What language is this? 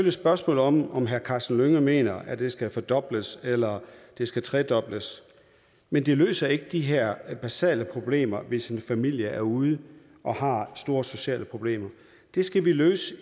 Danish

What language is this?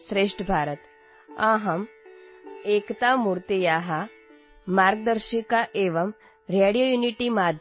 Urdu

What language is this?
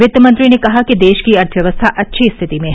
Hindi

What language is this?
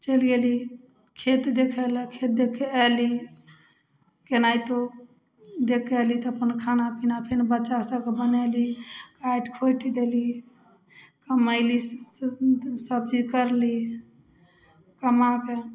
Maithili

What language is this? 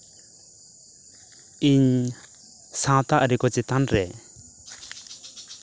Santali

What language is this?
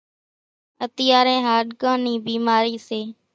Kachi Koli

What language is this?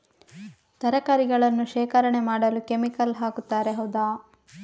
Kannada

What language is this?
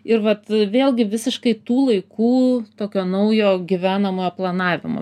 Lithuanian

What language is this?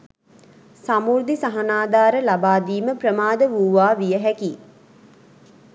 Sinhala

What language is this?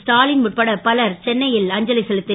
Tamil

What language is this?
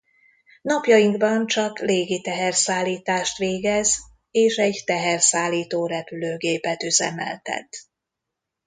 Hungarian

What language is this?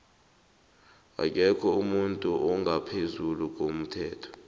South Ndebele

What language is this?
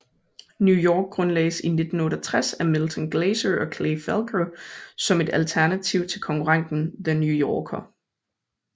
Danish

